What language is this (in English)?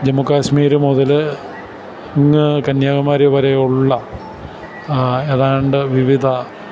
Malayalam